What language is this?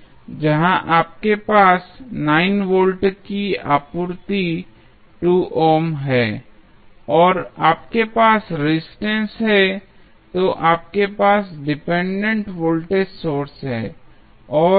Hindi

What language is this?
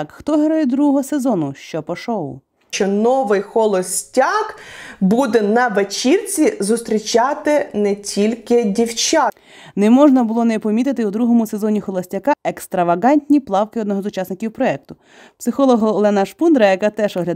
Ukrainian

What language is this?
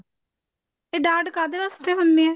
Punjabi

